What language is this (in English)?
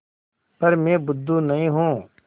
Hindi